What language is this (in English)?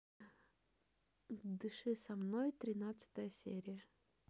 Russian